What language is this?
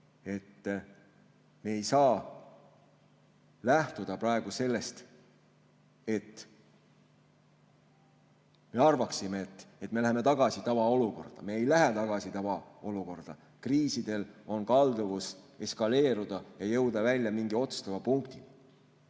Estonian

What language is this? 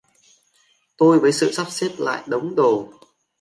Vietnamese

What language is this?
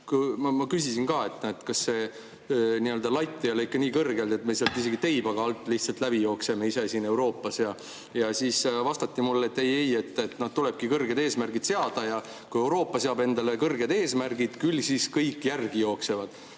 Estonian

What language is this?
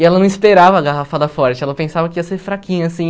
Portuguese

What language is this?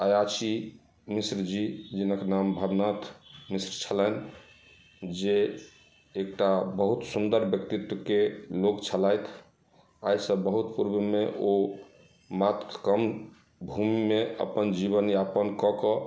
Maithili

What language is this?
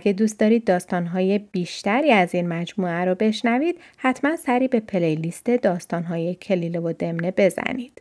Persian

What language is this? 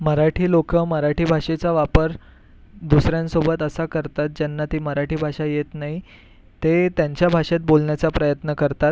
Marathi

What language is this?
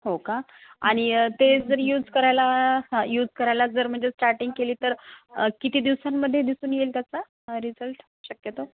Marathi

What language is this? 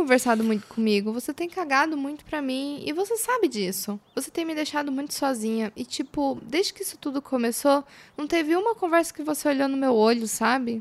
Portuguese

